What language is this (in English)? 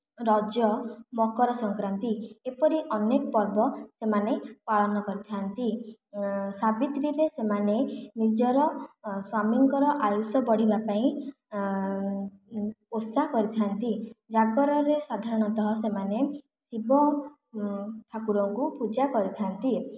Odia